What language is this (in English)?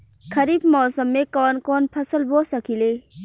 Bhojpuri